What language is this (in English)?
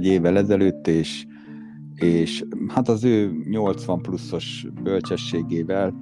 Hungarian